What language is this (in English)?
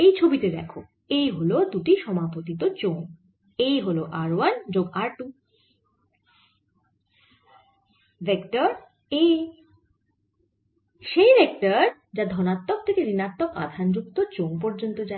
Bangla